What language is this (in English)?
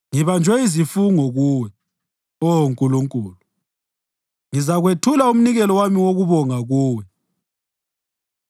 North Ndebele